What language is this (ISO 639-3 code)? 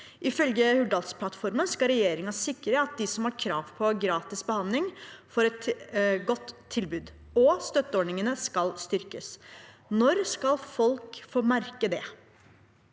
nor